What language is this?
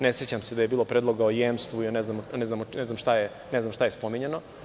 Serbian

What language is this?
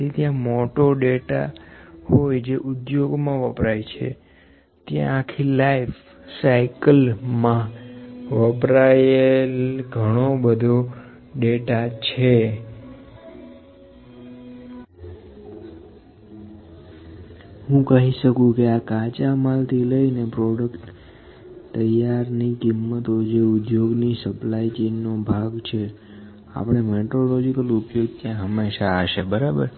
Gujarati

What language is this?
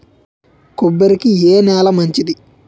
Telugu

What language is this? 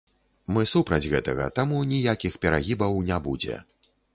Belarusian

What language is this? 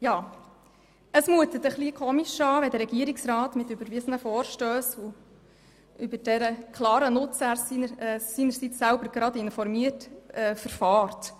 Swiss German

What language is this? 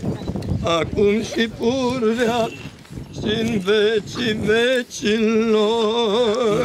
Romanian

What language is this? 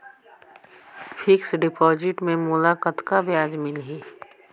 Chhattisgarhi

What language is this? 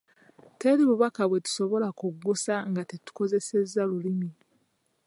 Ganda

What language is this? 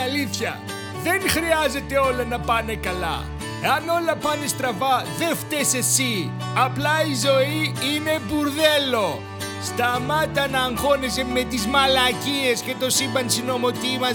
Greek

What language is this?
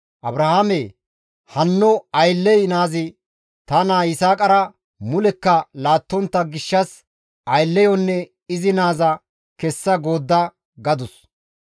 Gamo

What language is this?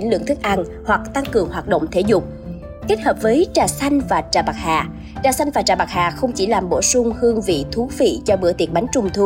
Vietnamese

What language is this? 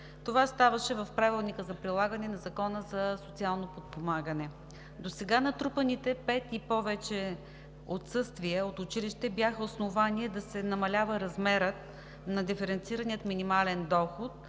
Bulgarian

